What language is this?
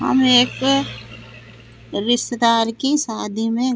Hindi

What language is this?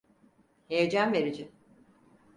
Turkish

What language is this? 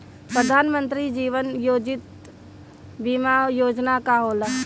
Bhojpuri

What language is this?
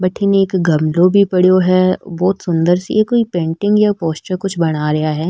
Rajasthani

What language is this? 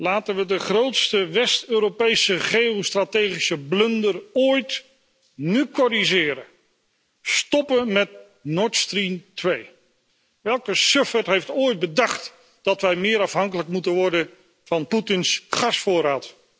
Dutch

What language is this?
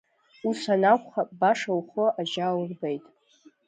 Abkhazian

